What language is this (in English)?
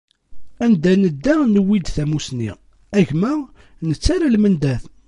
Kabyle